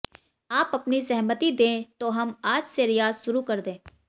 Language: Hindi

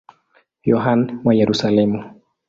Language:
Swahili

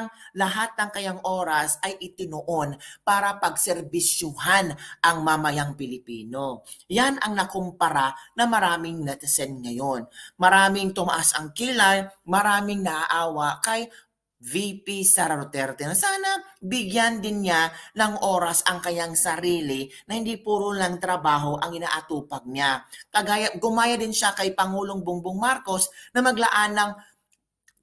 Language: Filipino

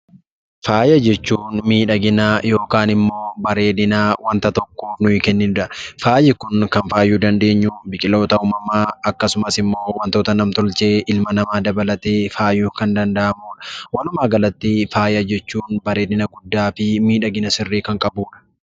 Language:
Oromo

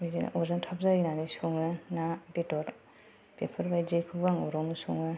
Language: Bodo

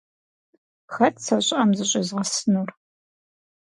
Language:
Kabardian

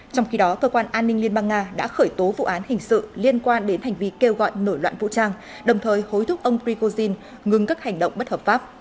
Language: Vietnamese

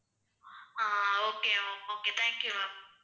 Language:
Tamil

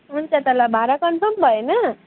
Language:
Nepali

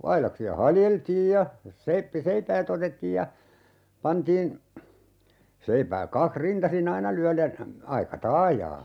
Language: Finnish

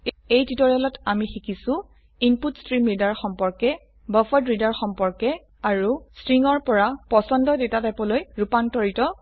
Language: Assamese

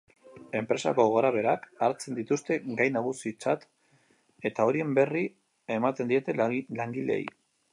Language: Basque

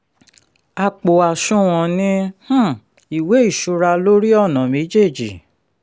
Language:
Yoruba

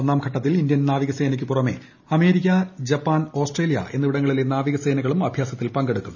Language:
Malayalam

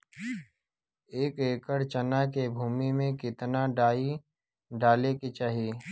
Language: Bhojpuri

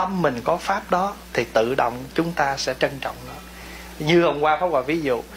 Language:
Vietnamese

